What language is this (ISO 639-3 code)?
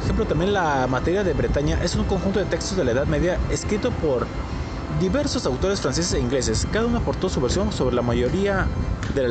spa